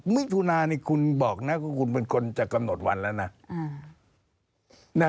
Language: Thai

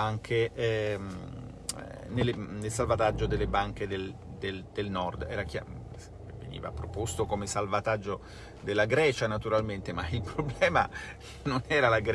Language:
Italian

